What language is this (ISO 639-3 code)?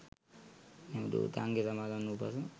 sin